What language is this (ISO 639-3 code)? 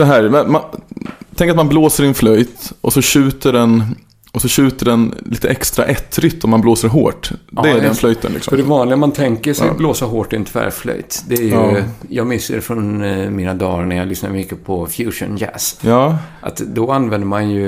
swe